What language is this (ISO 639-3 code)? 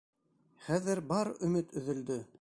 bak